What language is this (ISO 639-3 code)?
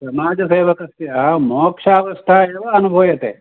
san